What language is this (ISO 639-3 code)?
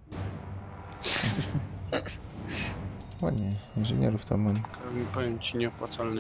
pol